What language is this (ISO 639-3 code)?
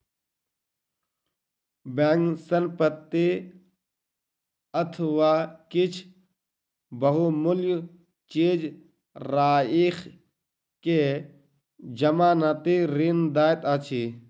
mai